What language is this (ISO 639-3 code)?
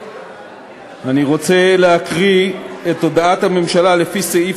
heb